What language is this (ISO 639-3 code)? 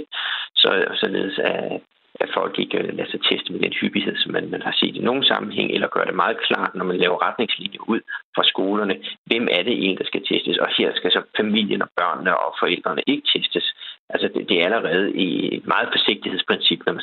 dan